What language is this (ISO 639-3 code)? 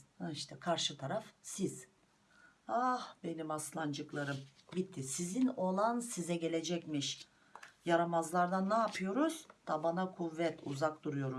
tur